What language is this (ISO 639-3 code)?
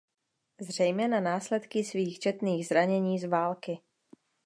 ces